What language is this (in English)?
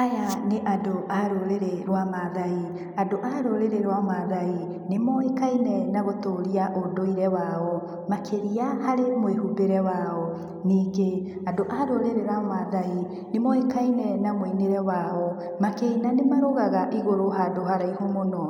Kikuyu